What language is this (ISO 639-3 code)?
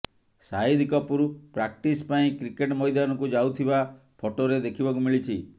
ori